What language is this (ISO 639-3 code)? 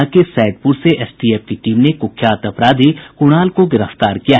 hin